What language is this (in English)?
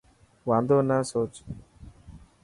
Dhatki